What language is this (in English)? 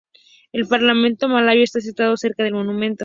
Spanish